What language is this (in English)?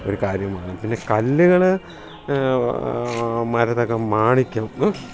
Malayalam